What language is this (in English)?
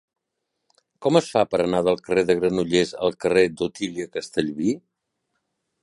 Catalan